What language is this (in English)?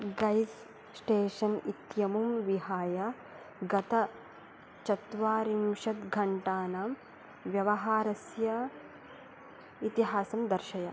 Sanskrit